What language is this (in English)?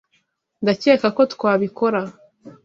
Kinyarwanda